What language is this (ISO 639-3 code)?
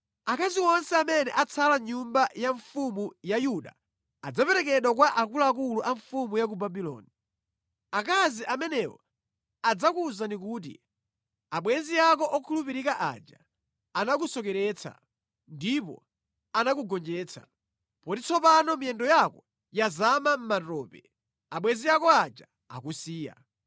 nya